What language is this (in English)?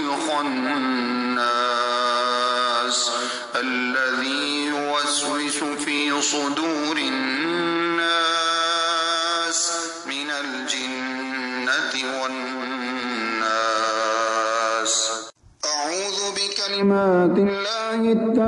Arabic